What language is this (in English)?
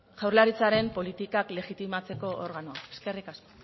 Basque